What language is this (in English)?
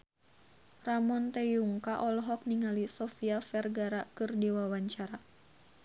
Sundanese